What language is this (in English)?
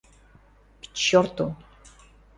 Western Mari